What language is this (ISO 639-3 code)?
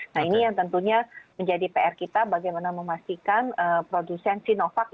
ind